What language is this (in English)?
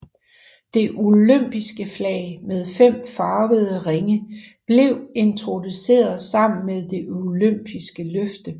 Danish